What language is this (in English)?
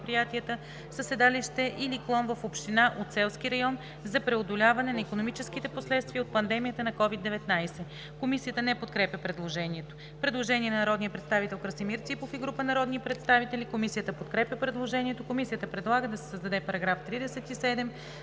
Bulgarian